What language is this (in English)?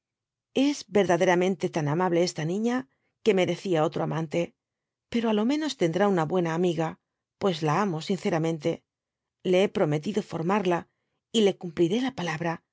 Spanish